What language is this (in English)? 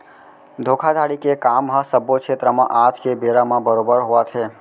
Chhattisgarhi